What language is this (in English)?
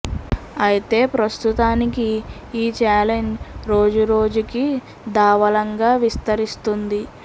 Telugu